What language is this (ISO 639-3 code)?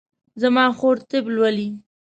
pus